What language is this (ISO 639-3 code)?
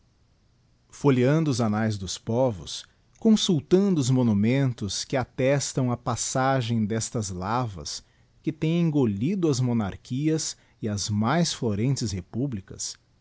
por